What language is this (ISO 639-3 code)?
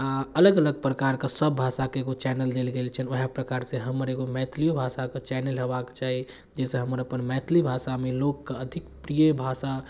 mai